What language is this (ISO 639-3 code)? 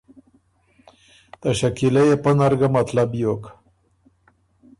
oru